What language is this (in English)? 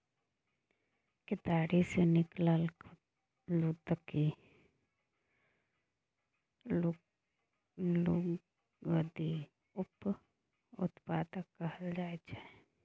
Maithili